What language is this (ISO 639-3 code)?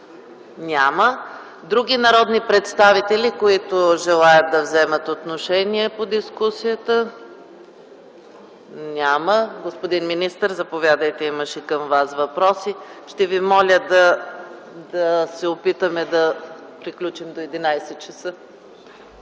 bul